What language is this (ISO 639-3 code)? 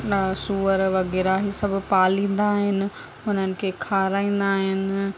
snd